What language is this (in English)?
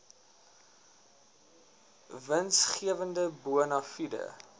Afrikaans